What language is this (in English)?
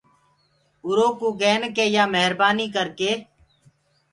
Gurgula